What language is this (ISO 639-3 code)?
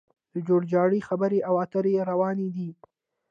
pus